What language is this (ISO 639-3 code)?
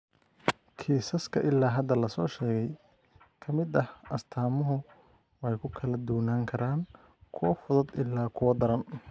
som